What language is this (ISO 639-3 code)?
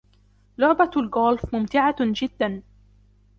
ara